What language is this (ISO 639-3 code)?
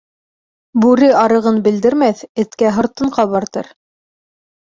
bak